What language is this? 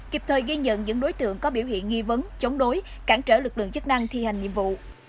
Vietnamese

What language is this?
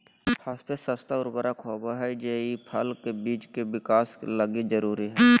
Magahi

